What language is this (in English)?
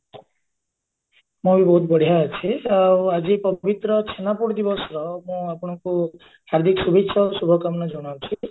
Odia